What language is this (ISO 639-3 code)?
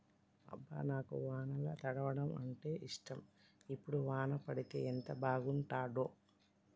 tel